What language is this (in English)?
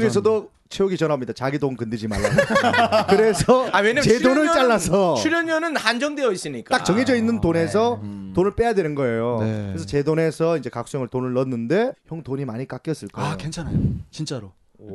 Korean